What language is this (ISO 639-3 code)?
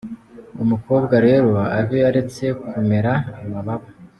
kin